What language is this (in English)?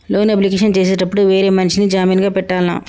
Telugu